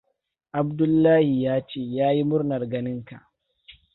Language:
Hausa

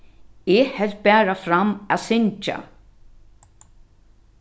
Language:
Faroese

